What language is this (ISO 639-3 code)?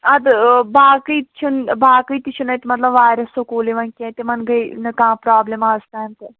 kas